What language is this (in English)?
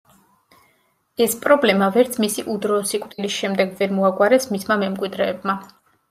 Georgian